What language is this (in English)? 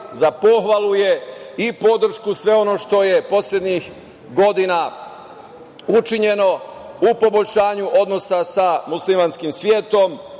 Serbian